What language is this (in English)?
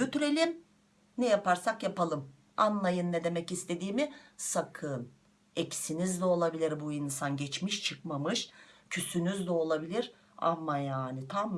Turkish